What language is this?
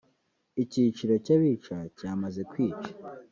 Kinyarwanda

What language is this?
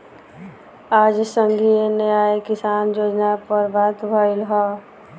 Bhojpuri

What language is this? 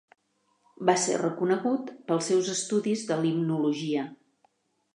Catalan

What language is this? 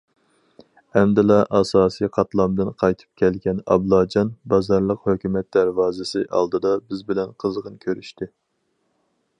Uyghur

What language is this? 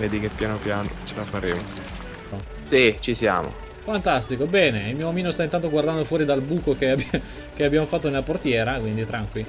Italian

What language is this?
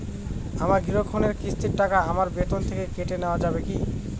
Bangla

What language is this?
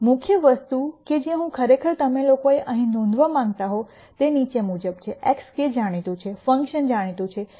Gujarati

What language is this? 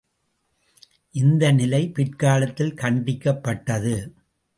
Tamil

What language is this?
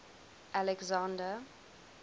English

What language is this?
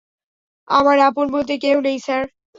Bangla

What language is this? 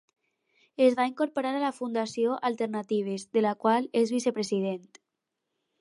Catalan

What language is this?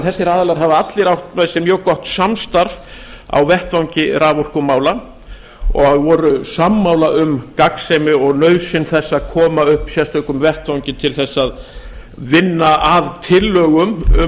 Icelandic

